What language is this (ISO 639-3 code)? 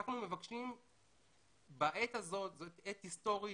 heb